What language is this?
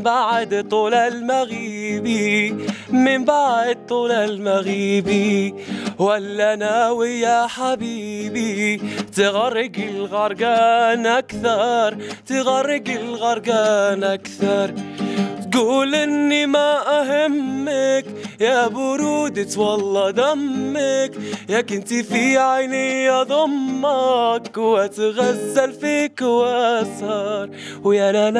Arabic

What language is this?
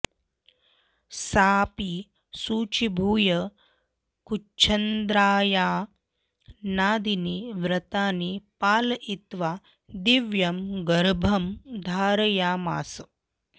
Sanskrit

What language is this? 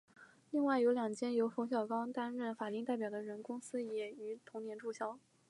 Chinese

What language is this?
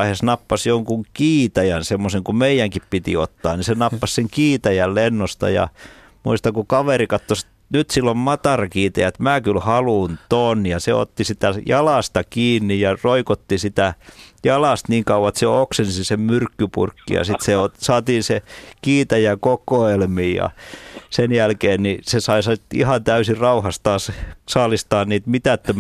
Finnish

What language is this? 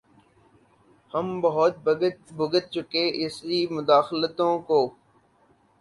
Urdu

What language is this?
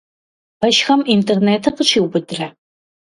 Kabardian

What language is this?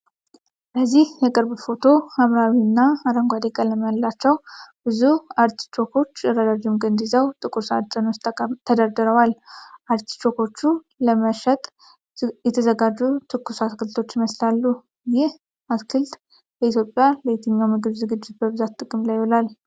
Amharic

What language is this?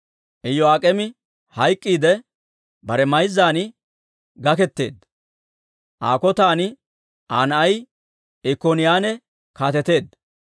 Dawro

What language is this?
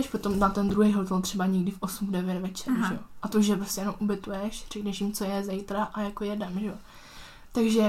Czech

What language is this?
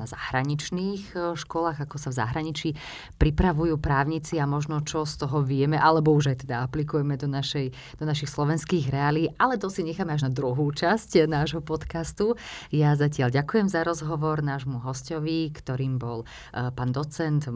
Slovak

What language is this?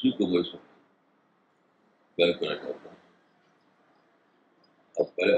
Urdu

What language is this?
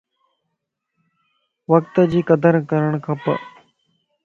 Lasi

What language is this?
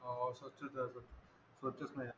Marathi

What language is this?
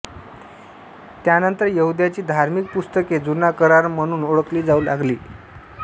Marathi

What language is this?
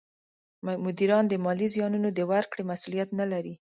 Pashto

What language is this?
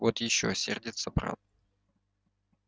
Russian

